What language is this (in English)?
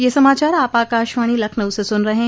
Hindi